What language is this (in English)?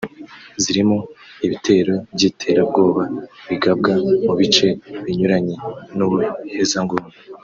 Kinyarwanda